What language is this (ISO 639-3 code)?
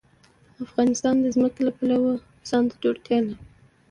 pus